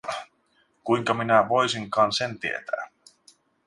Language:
Finnish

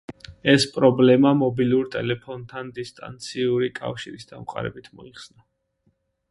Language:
Georgian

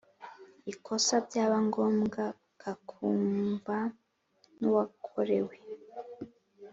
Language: Kinyarwanda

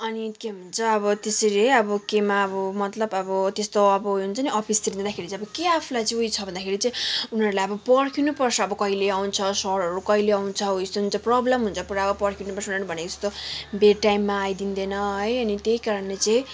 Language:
Nepali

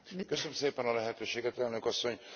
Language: Hungarian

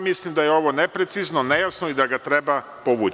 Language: Serbian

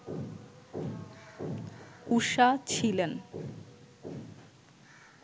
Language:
Bangla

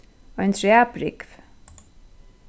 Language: Faroese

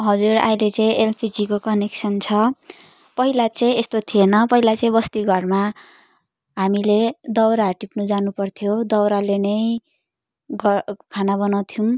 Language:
Nepali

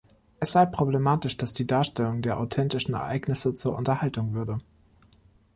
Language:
German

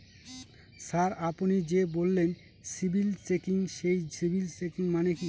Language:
Bangla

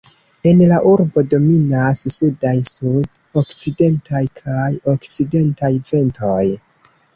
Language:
Esperanto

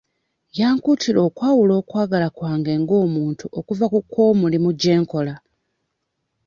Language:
Ganda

